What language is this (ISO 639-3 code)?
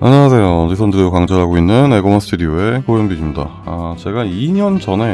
kor